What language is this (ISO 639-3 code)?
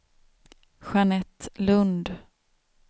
swe